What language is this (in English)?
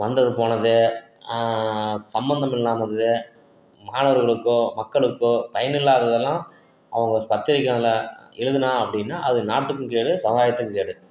Tamil